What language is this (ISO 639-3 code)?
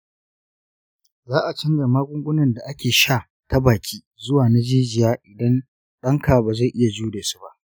hau